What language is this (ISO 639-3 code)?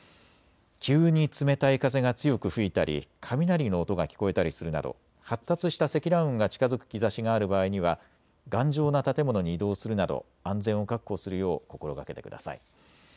jpn